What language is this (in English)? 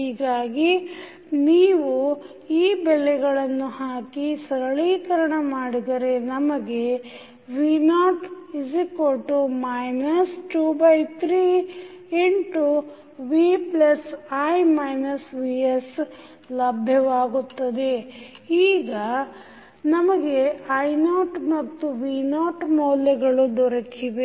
Kannada